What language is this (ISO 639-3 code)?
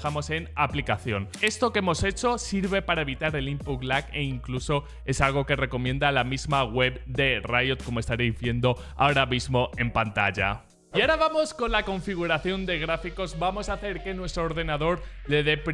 spa